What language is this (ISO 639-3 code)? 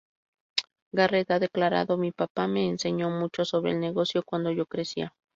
spa